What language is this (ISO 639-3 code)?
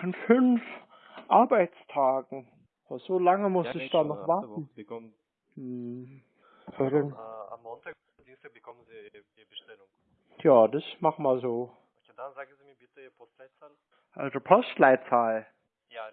deu